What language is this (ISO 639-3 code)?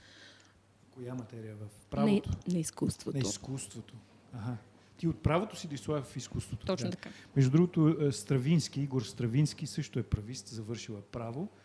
bul